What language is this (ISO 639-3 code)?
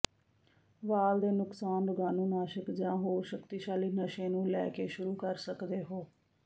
pan